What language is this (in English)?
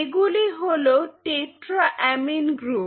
Bangla